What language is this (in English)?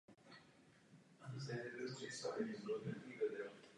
Czech